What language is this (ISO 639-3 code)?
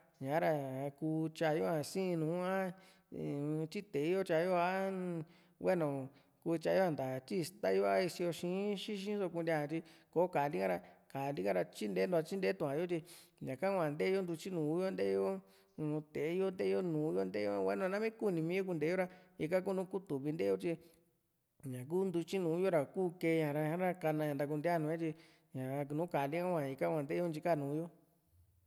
vmc